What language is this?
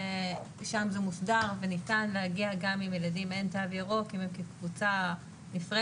Hebrew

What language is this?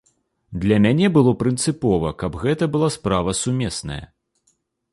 Belarusian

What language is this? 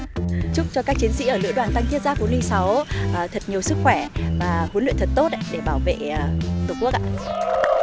Vietnamese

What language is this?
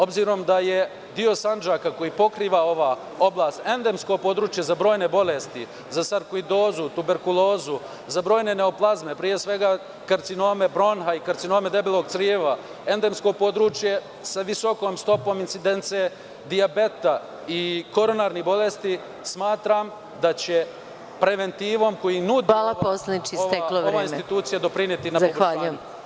Serbian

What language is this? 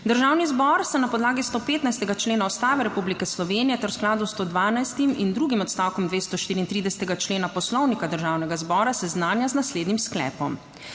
Slovenian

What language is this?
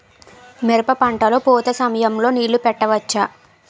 Telugu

